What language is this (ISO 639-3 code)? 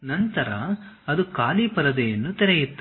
kan